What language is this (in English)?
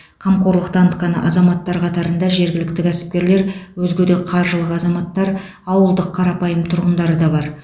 Kazakh